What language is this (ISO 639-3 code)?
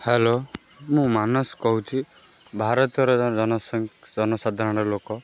ori